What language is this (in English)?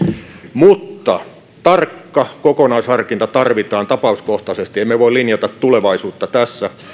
Finnish